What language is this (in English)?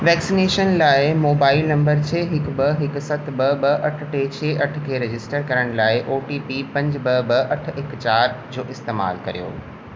Sindhi